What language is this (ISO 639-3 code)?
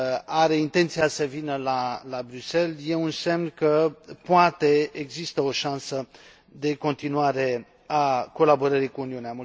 ron